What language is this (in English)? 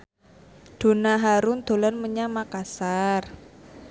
Javanese